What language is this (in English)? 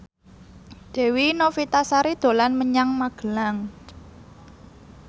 Javanese